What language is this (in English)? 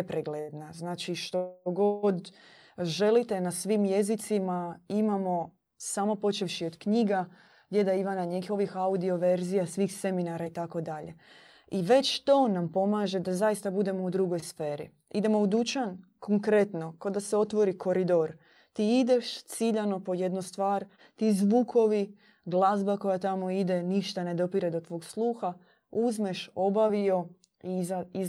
Croatian